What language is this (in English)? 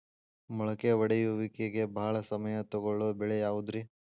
Kannada